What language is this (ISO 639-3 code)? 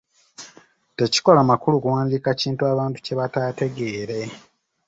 lug